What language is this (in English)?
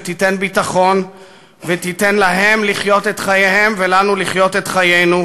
Hebrew